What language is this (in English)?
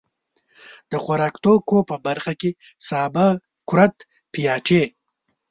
Pashto